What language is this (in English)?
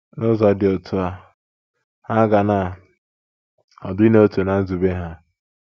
Igbo